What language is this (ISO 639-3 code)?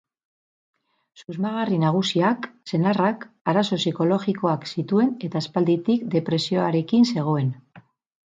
eus